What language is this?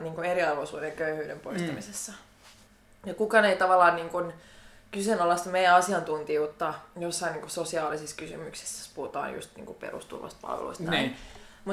Finnish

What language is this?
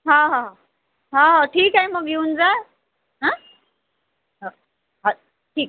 Marathi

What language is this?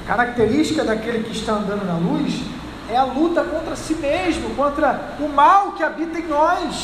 Portuguese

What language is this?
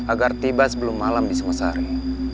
Indonesian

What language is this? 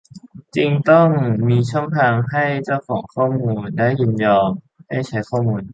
Thai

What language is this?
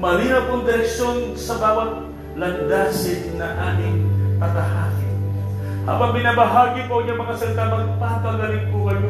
Filipino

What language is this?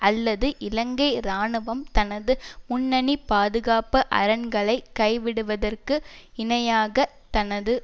Tamil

